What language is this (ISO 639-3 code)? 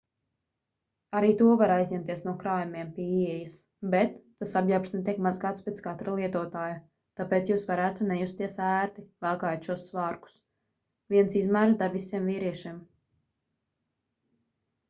lav